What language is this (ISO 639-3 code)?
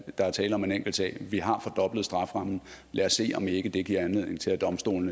dan